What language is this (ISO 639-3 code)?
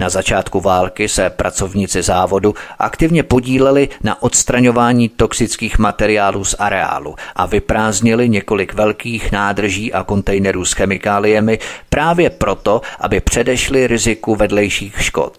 ces